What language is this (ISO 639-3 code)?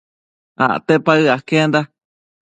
mcf